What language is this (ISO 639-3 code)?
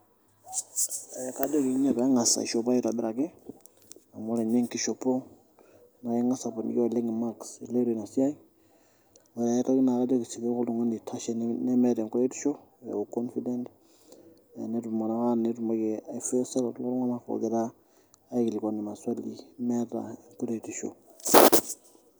mas